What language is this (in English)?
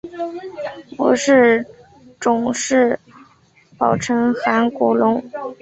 Chinese